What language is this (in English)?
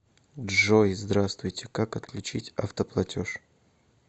Russian